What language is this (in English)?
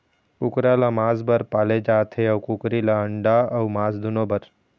Chhattisgarhi